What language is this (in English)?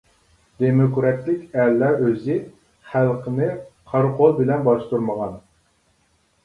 Uyghur